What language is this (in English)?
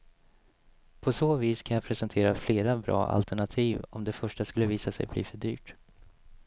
Swedish